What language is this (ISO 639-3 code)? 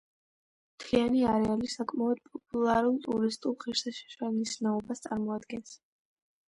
kat